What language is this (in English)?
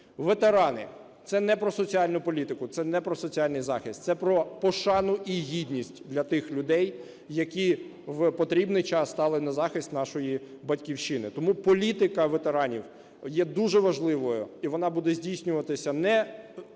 Ukrainian